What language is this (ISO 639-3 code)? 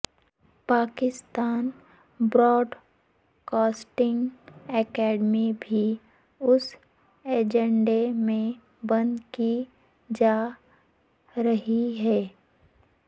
urd